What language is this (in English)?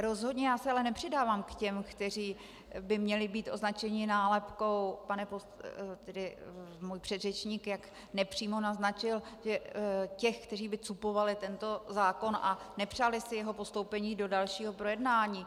Czech